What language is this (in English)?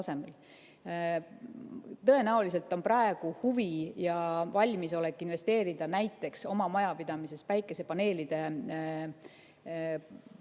Estonian